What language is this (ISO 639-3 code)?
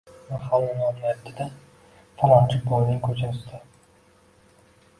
uzb